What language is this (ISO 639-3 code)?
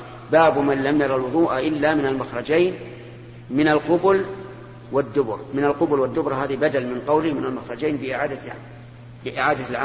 ara